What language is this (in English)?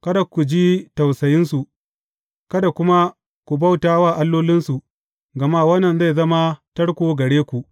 Hausa